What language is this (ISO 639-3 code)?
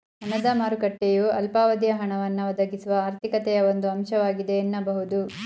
kan